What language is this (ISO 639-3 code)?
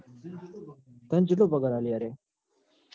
guj